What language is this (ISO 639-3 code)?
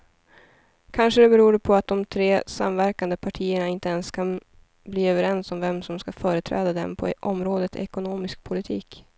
swe